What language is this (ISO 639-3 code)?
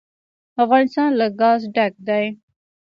pus